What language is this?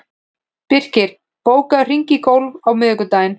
Icelandic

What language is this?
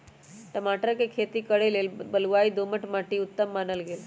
Magahi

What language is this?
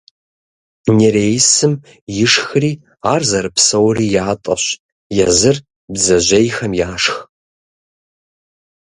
Kabardian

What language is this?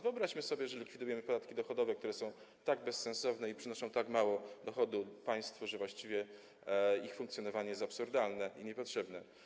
Polish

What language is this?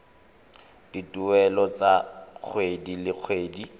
Tswana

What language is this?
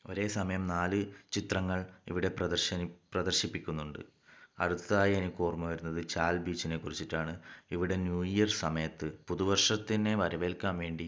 Malayalam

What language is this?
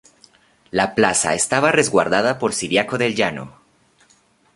Spanish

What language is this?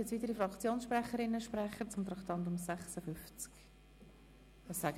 Swiss German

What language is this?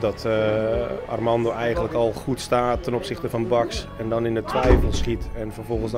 Dutch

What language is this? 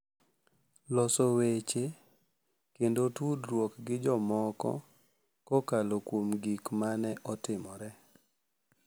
Luo (Kenya and Tanzania)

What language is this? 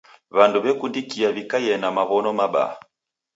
Taita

